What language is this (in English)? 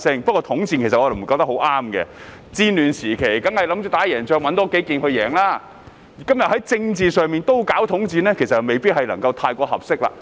Cantonese